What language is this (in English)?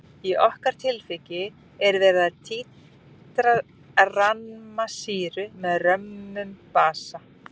Icelandic